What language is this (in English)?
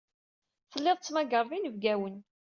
Kabyle